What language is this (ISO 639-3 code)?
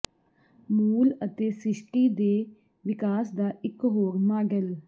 pan